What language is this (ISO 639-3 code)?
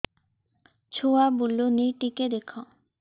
ori